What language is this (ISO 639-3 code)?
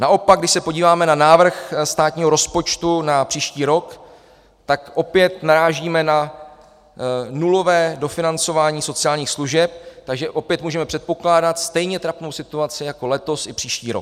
ces